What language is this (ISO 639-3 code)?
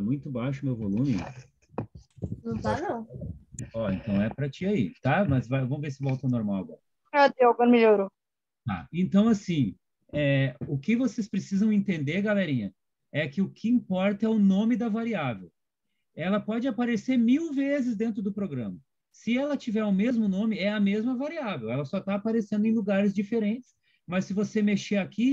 por